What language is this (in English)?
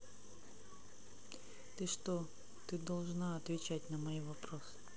Russian